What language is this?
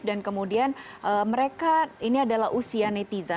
Indonesian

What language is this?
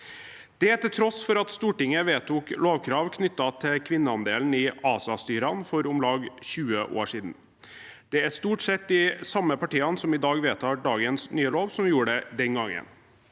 Norwegian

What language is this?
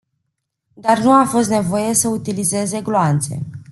Romanian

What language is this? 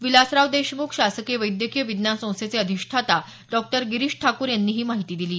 Marathi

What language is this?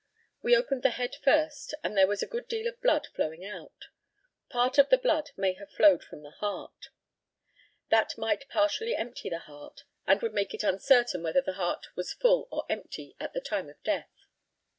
English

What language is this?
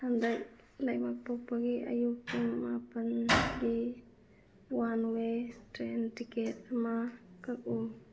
Manipuri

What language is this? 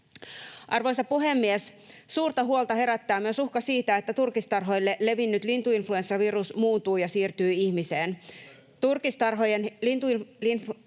Finnish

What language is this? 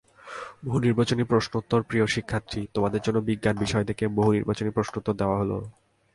Bangla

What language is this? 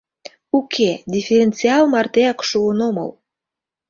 Mari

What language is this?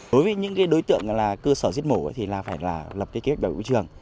Vietnamese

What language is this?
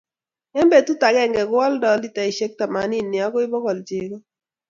Kalenjin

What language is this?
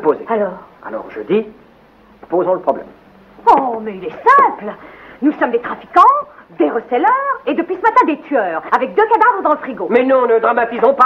French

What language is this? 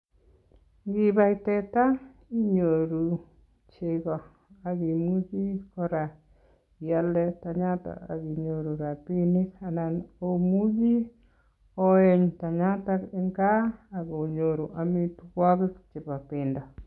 Kalenjin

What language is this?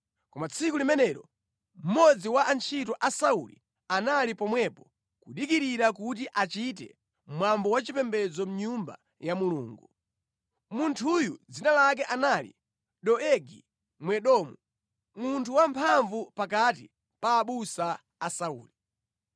Nyanja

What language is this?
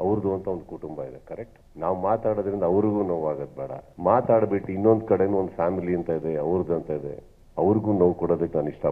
Kannada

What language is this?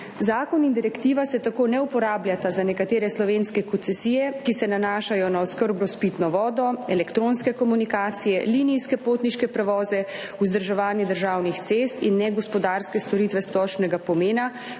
Slovenian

